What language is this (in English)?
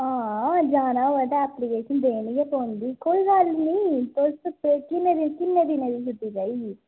Dogri